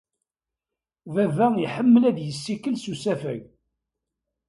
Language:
Kabyle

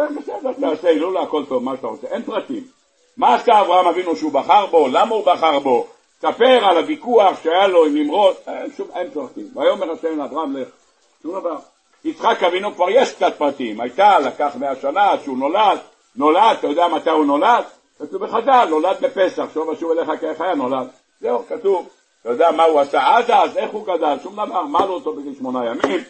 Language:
Hebrew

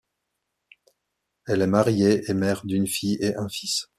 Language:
French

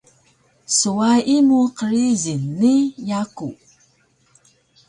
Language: Taroko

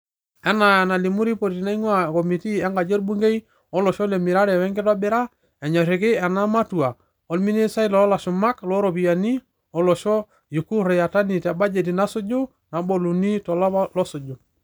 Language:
Masai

